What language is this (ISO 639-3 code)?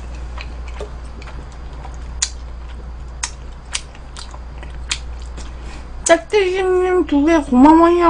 kor